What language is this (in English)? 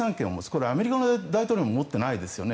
Japanese